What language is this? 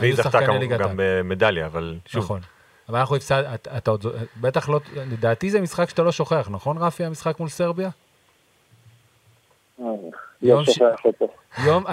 Hebrew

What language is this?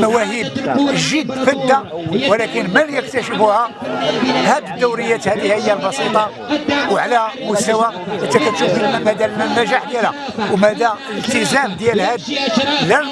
Arabic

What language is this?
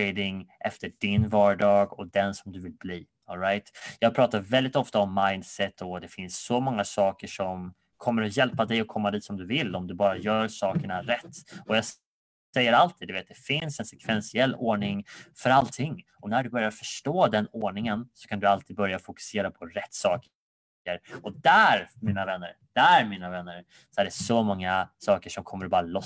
Swedish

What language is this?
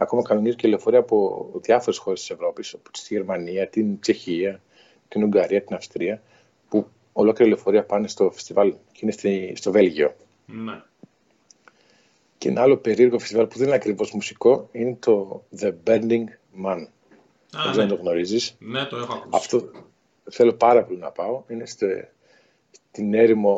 Greek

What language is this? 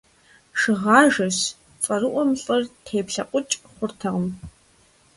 Kabardian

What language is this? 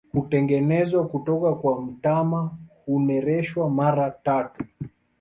Swahili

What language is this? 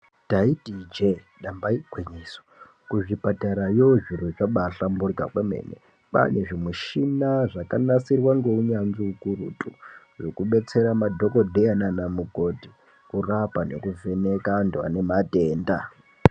Ndau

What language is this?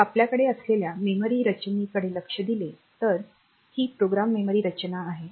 Marathi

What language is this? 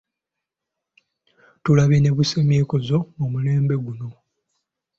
Ganda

